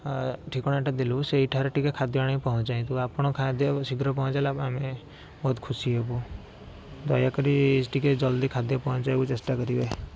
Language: Odia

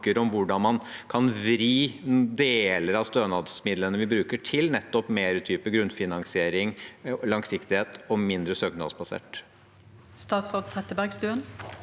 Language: Norwegian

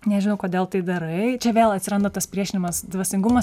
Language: Lithuanian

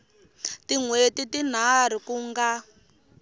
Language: Tsonga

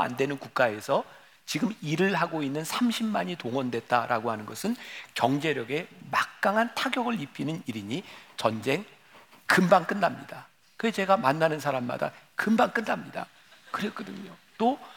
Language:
Korean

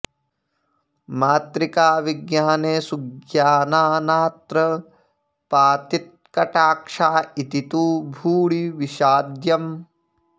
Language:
Sanskrit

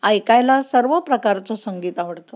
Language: Marathi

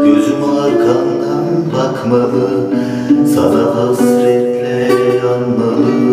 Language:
Turkish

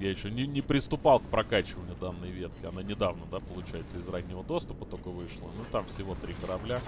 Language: Russian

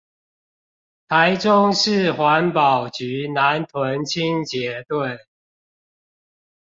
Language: Chinese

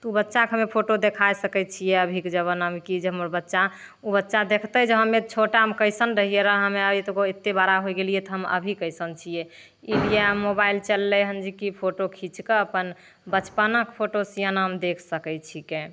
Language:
Maithili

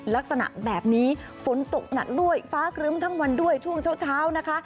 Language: Thai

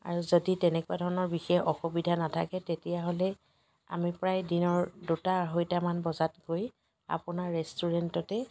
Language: Assamese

